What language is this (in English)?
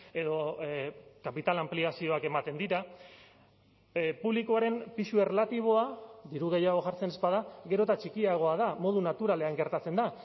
Basque